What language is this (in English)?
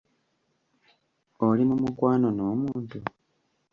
Ganda